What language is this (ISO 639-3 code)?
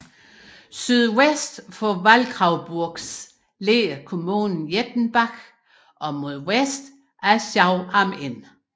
dan